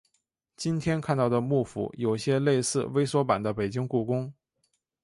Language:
Chinese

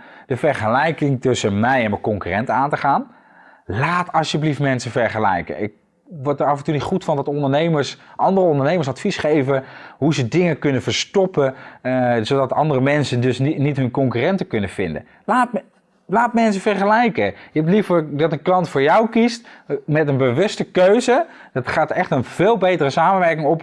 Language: Dutch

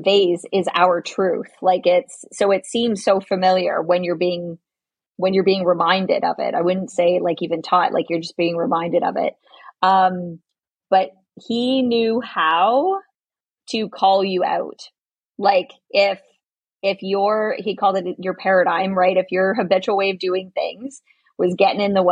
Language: English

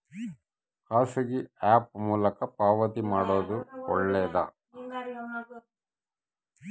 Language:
Kannada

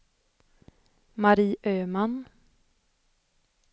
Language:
Swedish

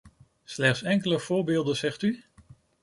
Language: Dutch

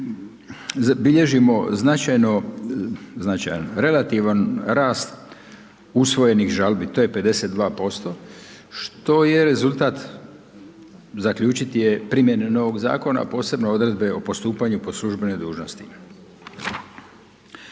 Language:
Croatian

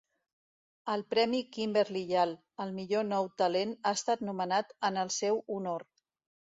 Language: Catalan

